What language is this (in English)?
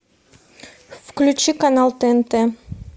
Russian